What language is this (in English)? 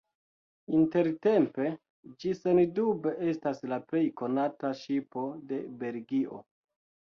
Esperanto